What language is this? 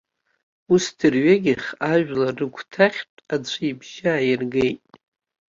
Abkhazian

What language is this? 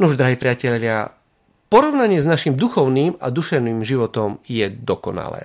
Slovak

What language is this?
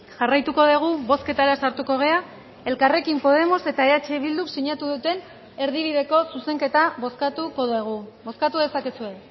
Basque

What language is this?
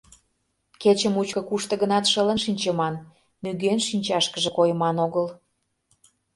Mari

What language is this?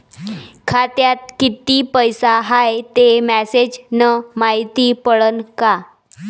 Marathi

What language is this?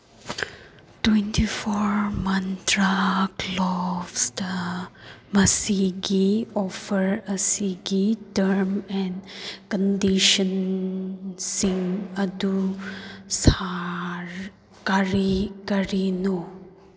Manipuri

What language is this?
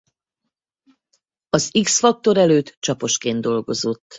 Hungarian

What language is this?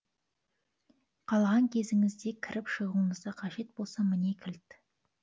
Kazakh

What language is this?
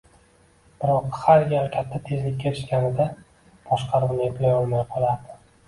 Uzbek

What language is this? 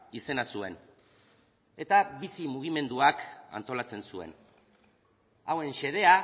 Basque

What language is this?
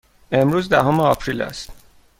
Persian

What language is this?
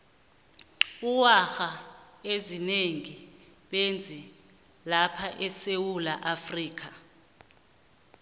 South Ndebele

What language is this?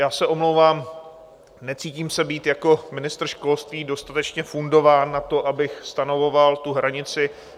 Czech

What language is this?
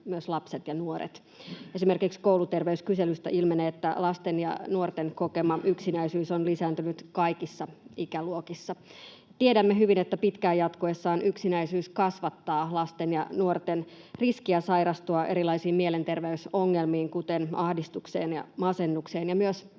Finnish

